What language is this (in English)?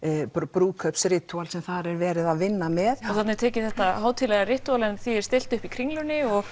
Icelandic